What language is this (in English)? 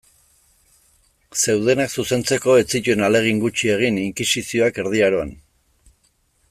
Basque